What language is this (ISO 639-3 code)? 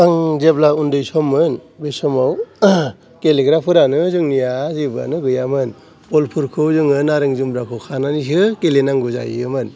brx